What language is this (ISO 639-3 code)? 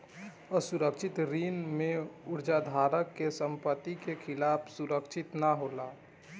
bho